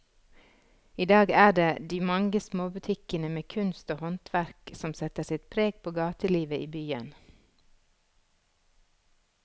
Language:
Norwegian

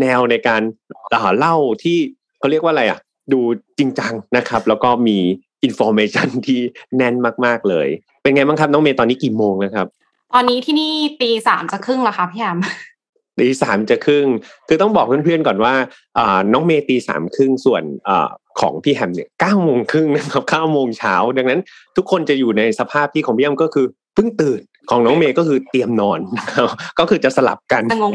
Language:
Thai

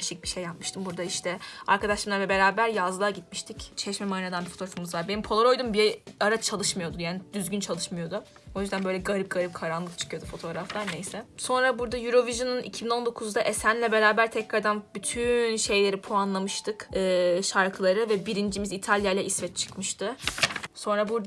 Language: Turkish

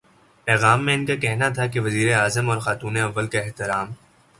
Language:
Urdu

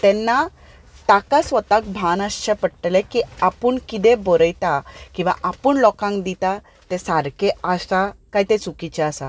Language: Konkani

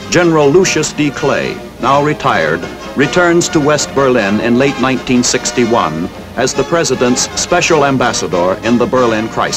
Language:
English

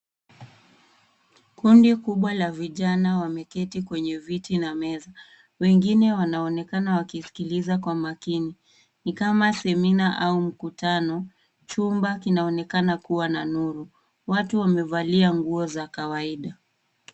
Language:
Swahili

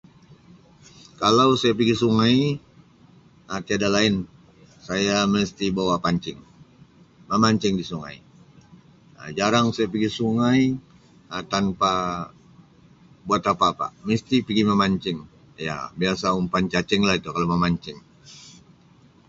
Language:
Sabah Malay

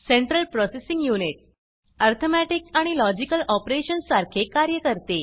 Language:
Marathi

